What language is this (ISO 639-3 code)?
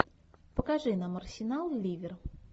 rus